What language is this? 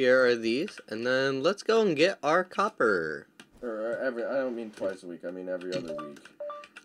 English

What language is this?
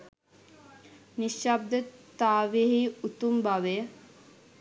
Sinhala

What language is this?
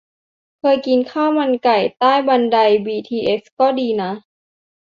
Thai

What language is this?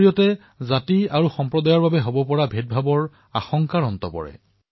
Assamese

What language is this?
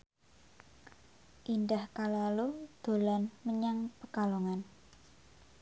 Javanese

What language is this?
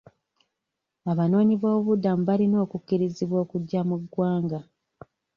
Ganda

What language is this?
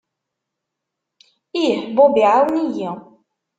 Kabyle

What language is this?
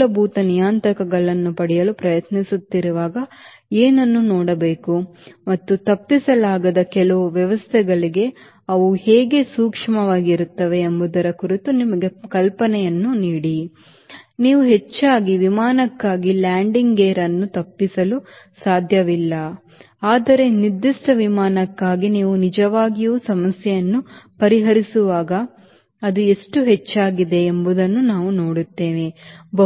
Kannada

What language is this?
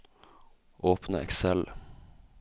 Norwegian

